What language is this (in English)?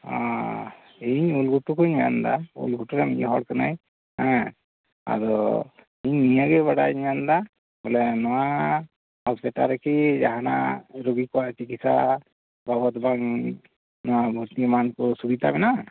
Santali